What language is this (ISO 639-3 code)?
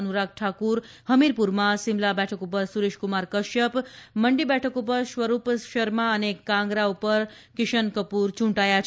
guj